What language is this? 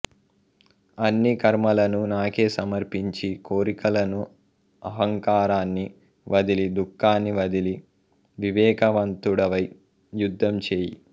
Telugu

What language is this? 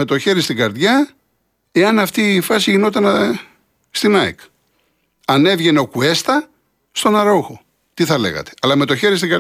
Greek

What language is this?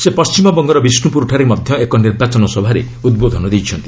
Odia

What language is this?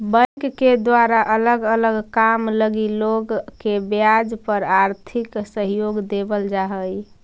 Magahi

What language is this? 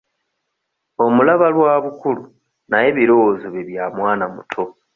Ganda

